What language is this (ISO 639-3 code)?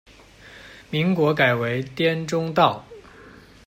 zho